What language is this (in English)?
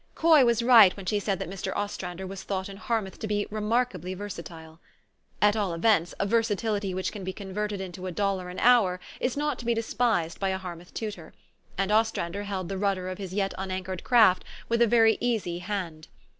English